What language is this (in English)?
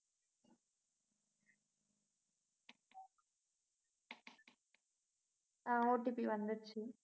Tamil